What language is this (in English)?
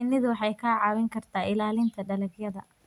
Somali